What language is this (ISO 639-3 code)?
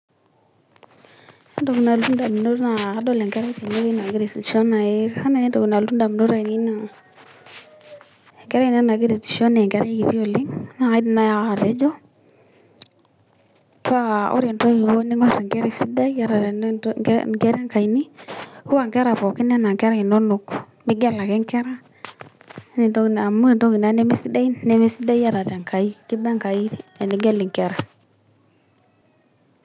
mas